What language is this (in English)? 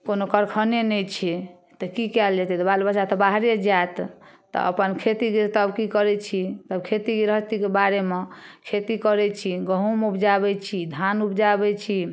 Maithili